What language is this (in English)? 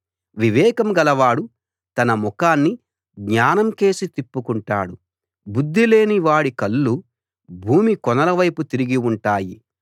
Telugu